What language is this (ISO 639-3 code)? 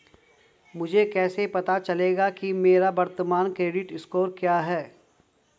hin